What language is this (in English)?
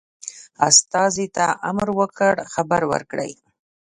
Pashto